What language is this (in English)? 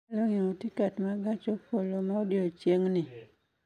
Luo (Kenya and Tanzania)